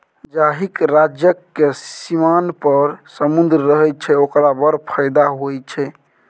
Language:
Maithili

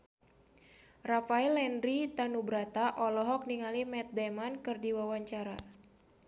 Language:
Sundanese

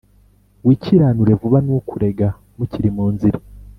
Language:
Kinyarwanda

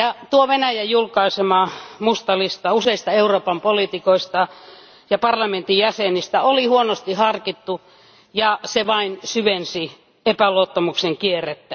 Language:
Finnish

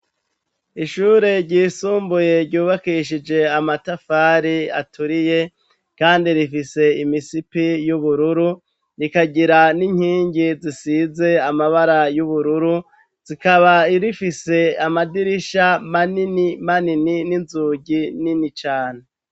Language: Rundi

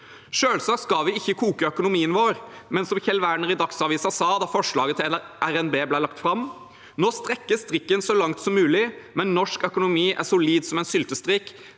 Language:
Norwegian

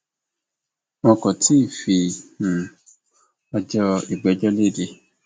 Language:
Yoruba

